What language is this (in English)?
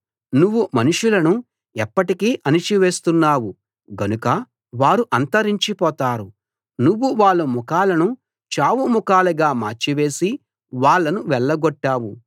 Telugu